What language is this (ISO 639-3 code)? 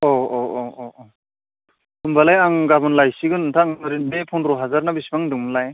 brx